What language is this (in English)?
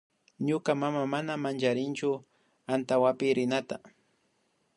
Imbabura Highland Quichua